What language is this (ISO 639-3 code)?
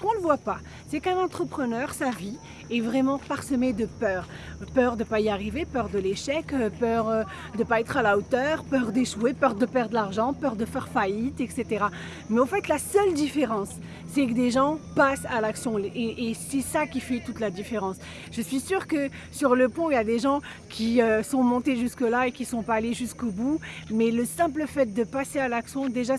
fra